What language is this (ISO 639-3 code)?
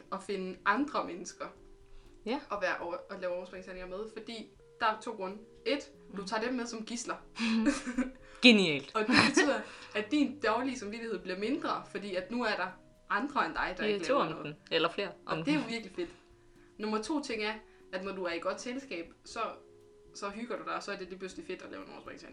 dan